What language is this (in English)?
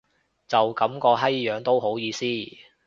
Cantonese